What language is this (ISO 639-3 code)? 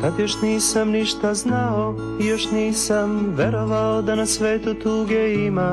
hrv